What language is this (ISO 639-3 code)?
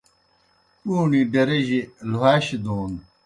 plk